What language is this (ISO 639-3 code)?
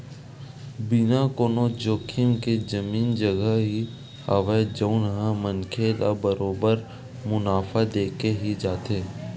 hne